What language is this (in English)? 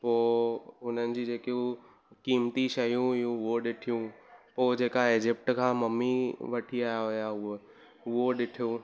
Sindhi